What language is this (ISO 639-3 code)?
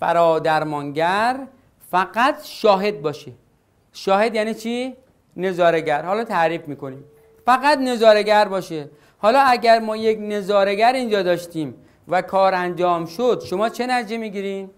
fas